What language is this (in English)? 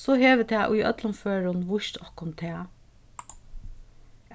Faroese